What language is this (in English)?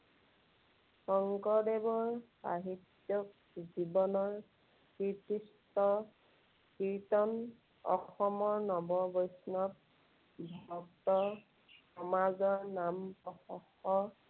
Assamese